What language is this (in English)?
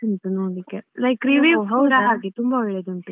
Kannada